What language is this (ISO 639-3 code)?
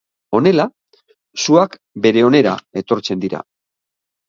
eus